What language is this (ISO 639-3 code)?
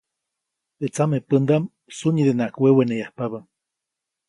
zoc